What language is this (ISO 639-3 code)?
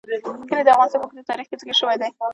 pus